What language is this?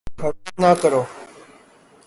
Urdu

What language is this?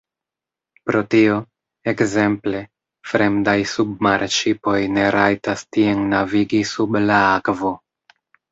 Esperanto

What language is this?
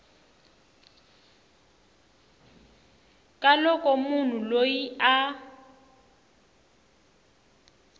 Tsonga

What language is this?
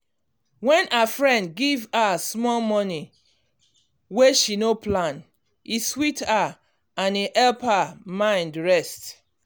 Nigerian Pidgin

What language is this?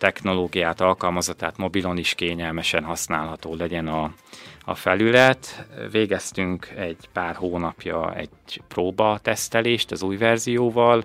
Hungarian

